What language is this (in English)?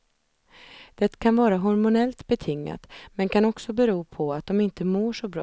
Swedish